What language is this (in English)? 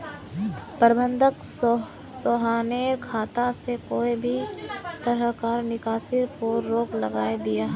Magahi